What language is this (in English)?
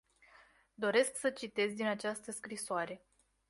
Romanian